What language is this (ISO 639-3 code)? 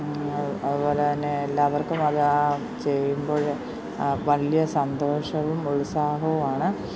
mal